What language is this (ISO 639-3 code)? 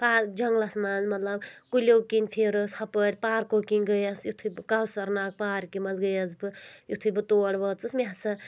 kas